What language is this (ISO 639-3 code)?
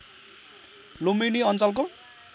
nep